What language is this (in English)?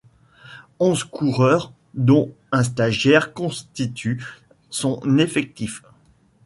French